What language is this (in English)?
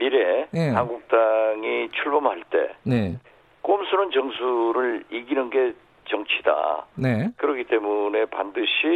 Korean